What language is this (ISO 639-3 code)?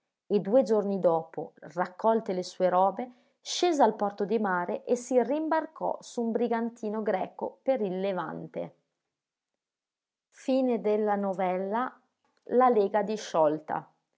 ita